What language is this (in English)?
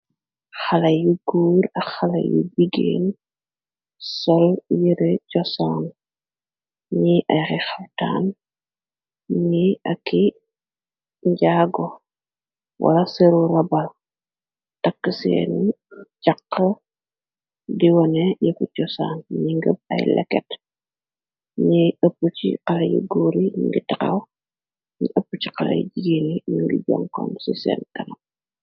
Wolof